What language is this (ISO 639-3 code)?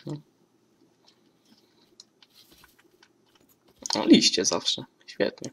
pol